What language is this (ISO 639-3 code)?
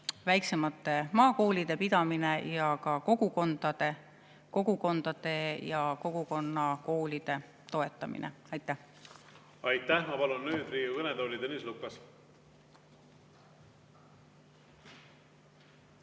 est